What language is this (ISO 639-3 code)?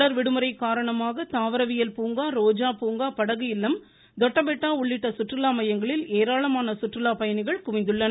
tam